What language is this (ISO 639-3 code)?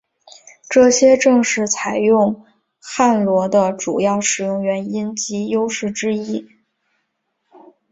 zho